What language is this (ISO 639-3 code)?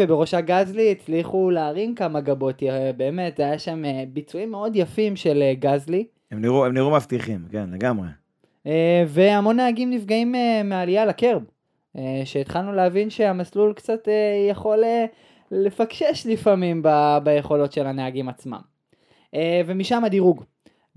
heb